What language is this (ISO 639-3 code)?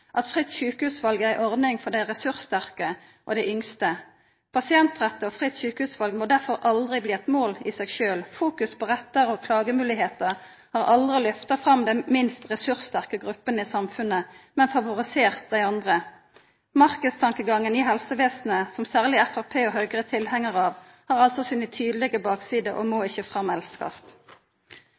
nno